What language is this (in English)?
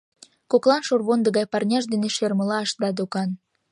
Mari